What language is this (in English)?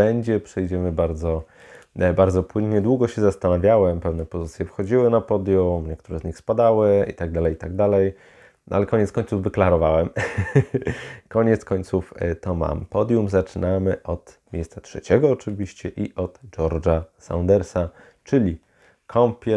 Polish